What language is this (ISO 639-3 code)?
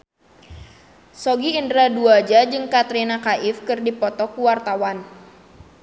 sun